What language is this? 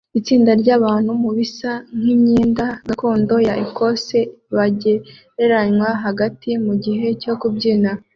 Kinyarwanda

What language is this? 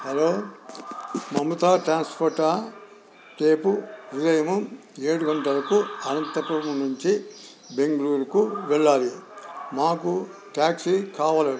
Telugu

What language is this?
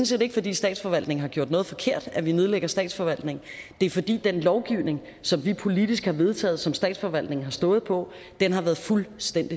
Danish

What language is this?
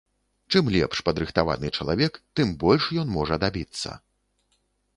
Belarusian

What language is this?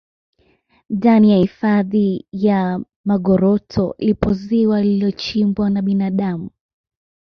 Swahili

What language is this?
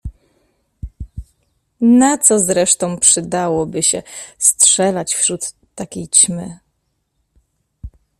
Polish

